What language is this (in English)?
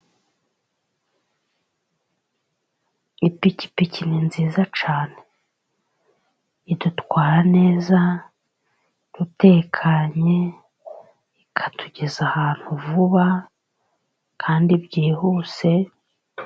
Kinyarwanda